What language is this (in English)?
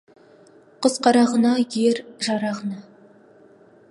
Kazakh